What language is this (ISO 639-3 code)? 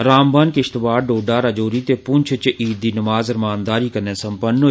doi